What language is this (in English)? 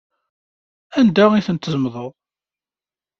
Kabyle